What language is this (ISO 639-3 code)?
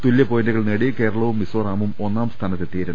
mal